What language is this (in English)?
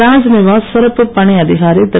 Tamil